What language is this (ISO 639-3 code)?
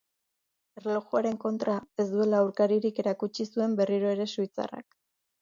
eus